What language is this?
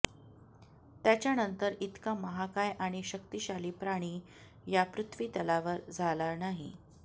Marathi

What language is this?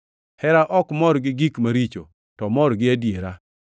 Luo (Kenya and Tanzania)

